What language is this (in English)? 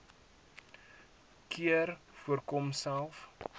Afrikaans